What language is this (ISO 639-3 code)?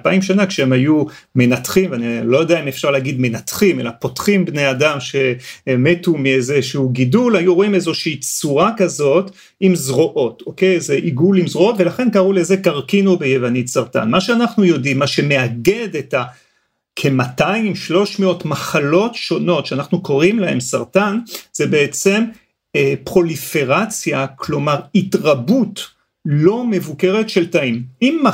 heb